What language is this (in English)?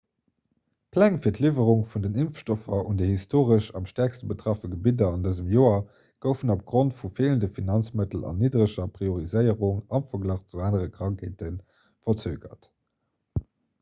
Luxembourgish